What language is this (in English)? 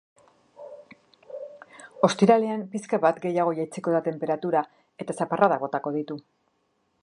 Basque